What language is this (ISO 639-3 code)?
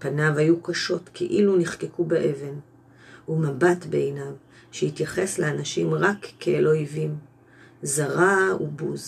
heb